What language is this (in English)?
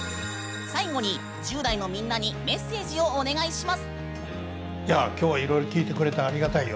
Japanese